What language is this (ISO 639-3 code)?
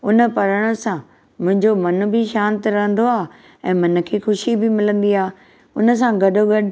snd